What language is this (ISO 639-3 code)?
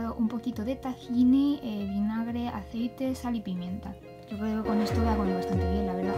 spa